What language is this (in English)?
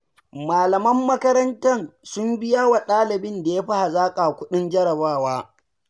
Hausa